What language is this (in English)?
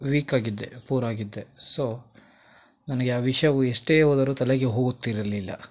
Kannada